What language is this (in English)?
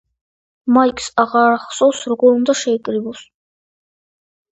Georgian